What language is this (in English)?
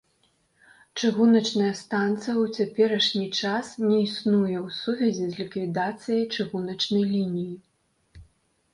Belarusian